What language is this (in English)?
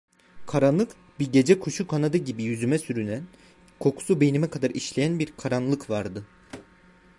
Turkish